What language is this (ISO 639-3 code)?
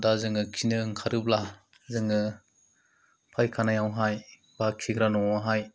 brx